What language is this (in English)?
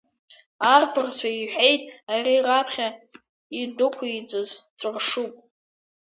Abkhazian